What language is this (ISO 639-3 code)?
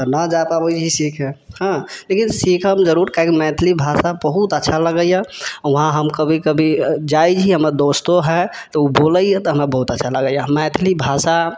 mai